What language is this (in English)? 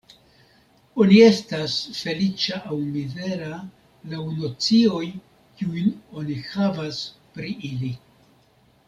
Esperanto